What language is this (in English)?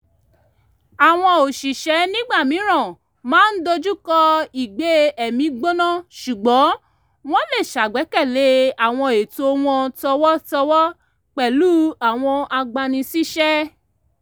Yoruba